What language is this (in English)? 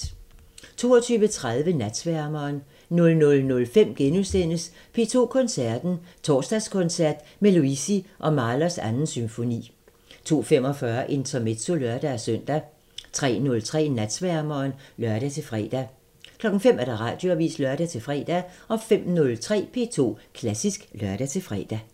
Danish